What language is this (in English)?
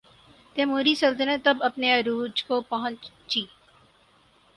Urdu